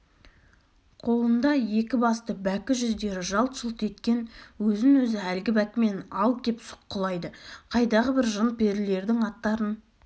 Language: Kazakh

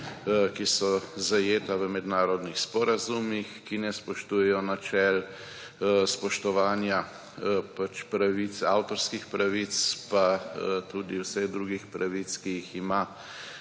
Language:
Slovenian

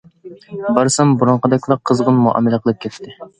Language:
Uyghur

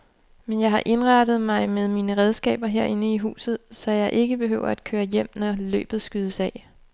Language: Danish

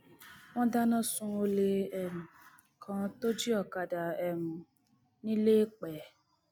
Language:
Yoruba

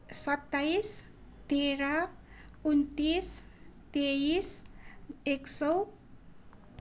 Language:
Nepali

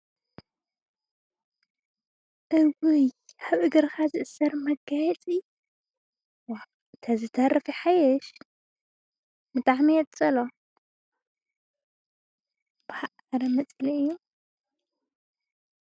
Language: Tigrinya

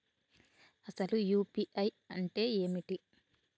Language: Telugu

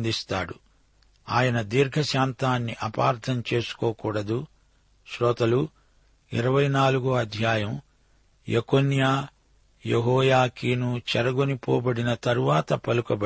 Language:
Telugu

